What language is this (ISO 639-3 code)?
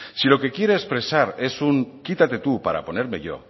spa